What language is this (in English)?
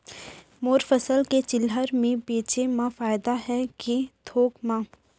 Chhattisgarhi